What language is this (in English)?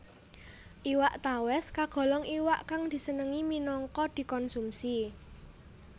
Javanese